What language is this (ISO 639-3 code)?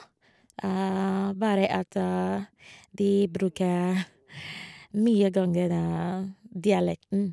nor